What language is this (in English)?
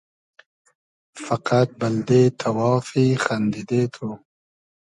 Hazaragi